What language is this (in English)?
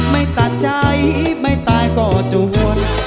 Thai